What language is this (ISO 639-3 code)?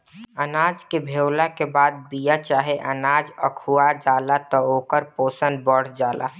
bho